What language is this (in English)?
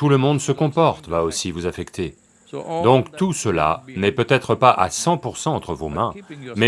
French